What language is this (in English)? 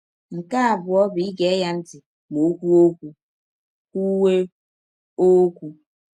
Igbo